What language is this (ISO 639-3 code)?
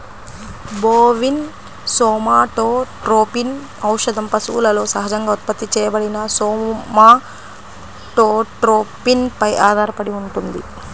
tel